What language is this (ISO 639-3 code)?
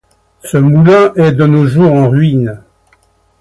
fra